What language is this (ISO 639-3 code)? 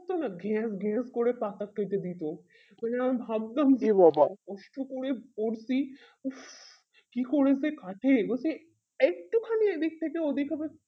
ben